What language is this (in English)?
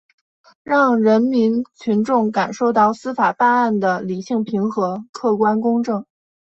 Chinese